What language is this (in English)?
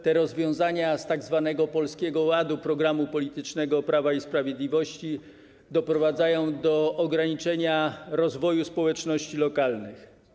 Polish